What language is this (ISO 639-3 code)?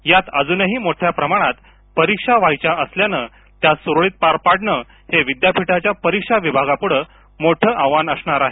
mar